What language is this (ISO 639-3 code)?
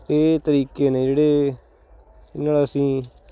pan